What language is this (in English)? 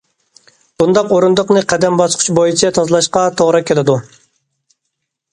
Uyghur